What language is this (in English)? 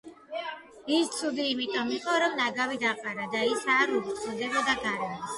Georgian